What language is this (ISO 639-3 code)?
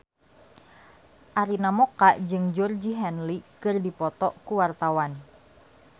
sun